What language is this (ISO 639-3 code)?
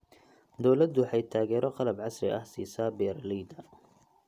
som